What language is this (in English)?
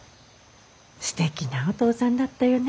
Japanese